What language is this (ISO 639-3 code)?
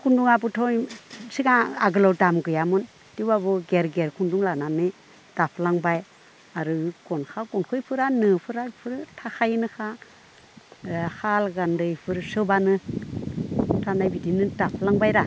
brx